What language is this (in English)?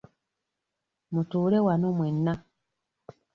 Ganda